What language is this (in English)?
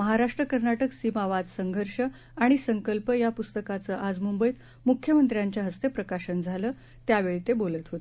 Marathi